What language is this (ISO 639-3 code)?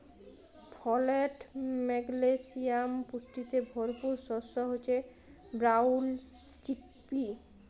ben